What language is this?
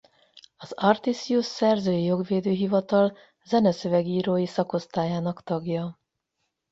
Hungarian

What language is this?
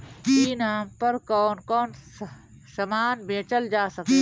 Bhojpuri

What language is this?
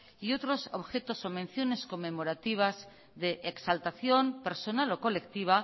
Spanish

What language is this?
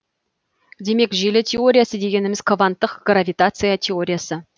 Kazakh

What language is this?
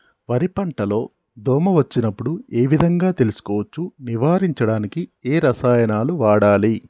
Telugu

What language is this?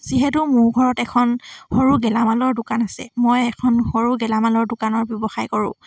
Assamese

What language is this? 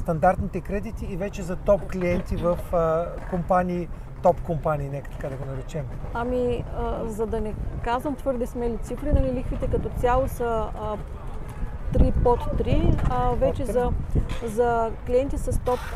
Bulgarian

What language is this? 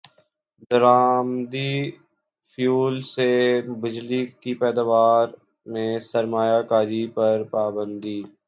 Urdu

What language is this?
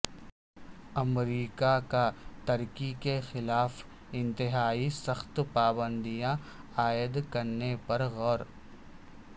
Urdu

